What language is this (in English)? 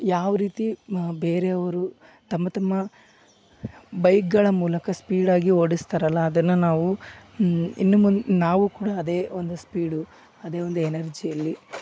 Kannada